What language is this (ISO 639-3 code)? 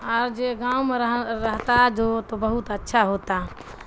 urd